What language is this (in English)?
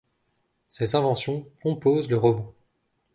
French